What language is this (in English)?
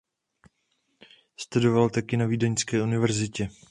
Czech